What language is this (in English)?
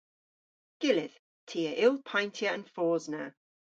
Cornish